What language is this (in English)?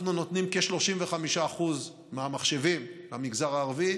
Hebrew